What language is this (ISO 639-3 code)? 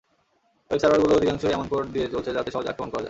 ben